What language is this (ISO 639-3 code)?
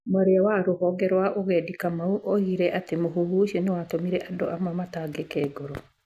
kik